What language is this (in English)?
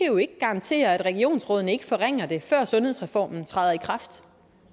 Danish